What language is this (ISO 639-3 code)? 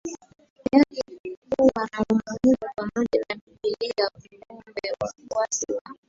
swa